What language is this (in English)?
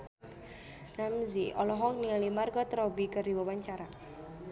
Sundanese